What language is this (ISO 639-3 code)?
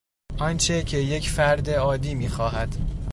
fas